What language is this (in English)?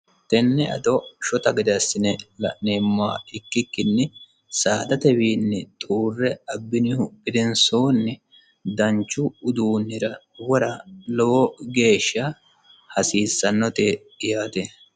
Sidamo